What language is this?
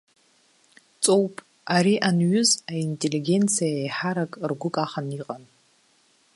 Abkhazian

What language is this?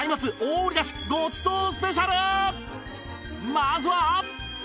Japanese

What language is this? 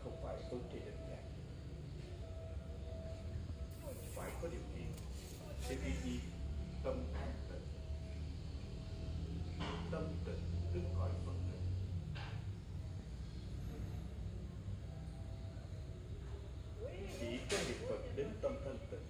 Vietnamese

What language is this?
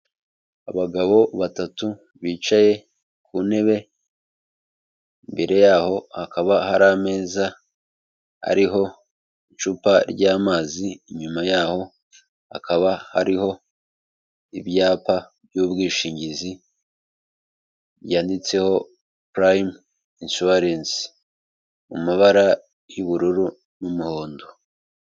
Kinyarwanda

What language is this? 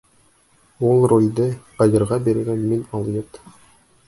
Bashkir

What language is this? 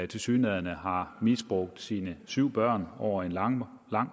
Danish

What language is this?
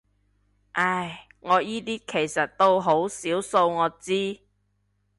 Cantonese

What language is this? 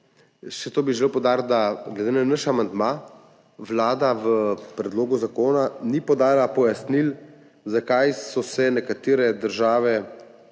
Slovenian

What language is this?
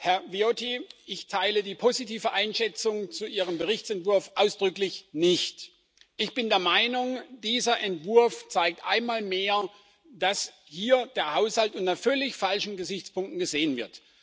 German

